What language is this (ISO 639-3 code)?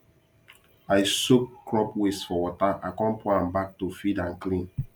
pcm